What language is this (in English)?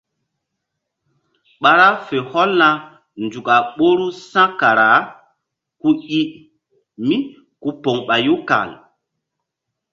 Mbum